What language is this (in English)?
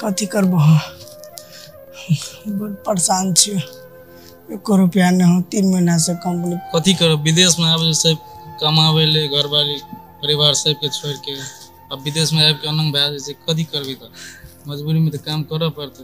Hindi